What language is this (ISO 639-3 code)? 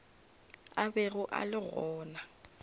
nso